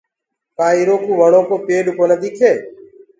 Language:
Gurgula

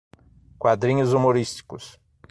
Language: Portuguese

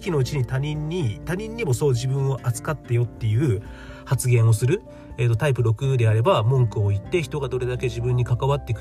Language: Japanese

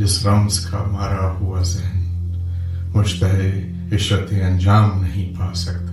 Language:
Urdu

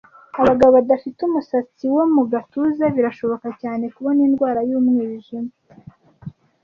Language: Kinyarwanda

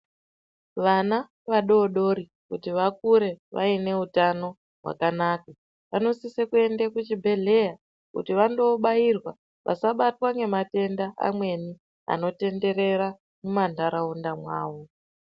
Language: Ndau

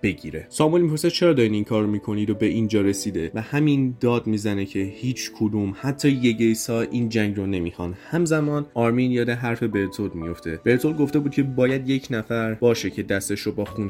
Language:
Persian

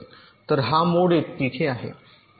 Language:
Marathi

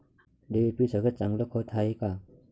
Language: Marathi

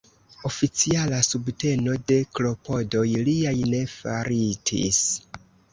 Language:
Esperanto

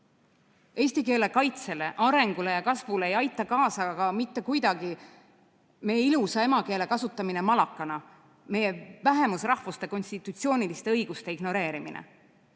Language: Estonian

